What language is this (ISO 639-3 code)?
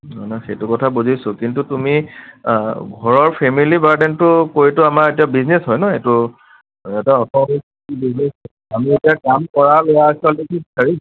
asm